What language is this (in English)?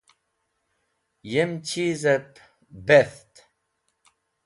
Wakhi